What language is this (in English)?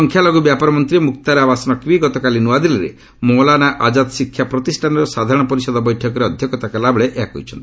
Odia